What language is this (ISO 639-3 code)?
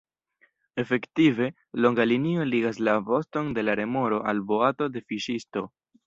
epo